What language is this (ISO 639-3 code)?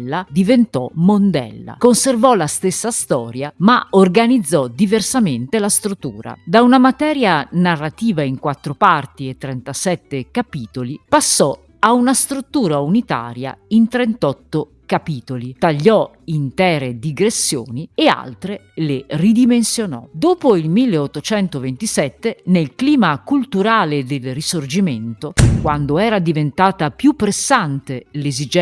ita